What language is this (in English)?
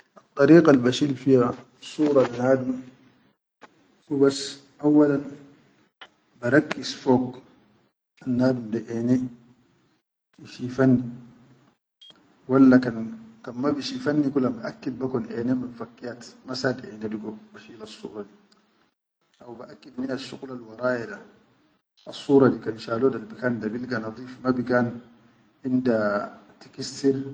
Chadian Arabic